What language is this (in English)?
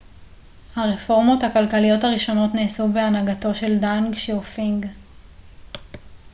Hebrew